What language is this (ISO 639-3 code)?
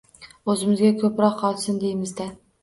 uzb